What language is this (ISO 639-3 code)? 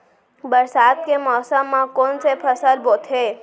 hne